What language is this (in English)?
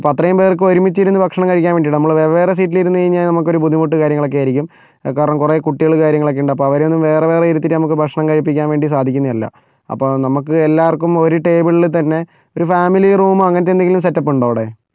Malayalam